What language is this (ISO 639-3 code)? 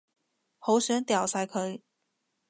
yue